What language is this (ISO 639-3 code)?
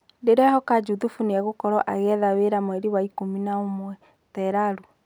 kik